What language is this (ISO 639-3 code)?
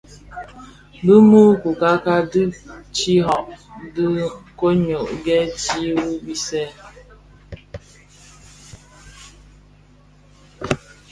ksf